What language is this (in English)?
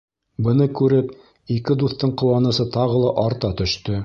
Bashkir